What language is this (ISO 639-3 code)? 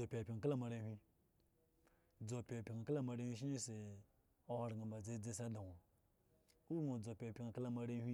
ego